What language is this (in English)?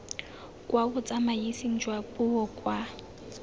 Tswana